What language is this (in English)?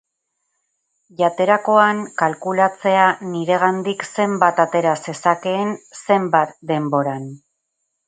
Basque